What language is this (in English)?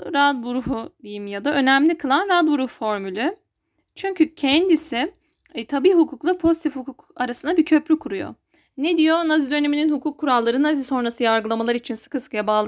Turkish